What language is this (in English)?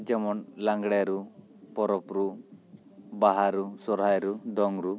Santali